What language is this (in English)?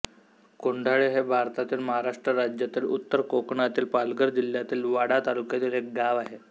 Marathi